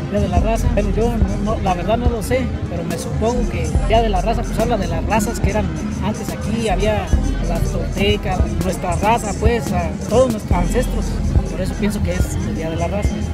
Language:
Spanish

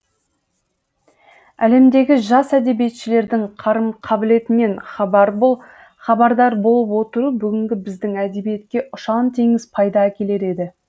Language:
Kazakh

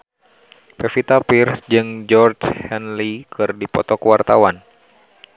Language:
Sundanese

